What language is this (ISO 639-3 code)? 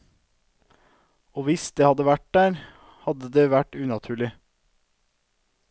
nor